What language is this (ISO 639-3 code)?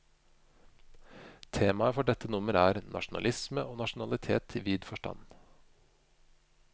nor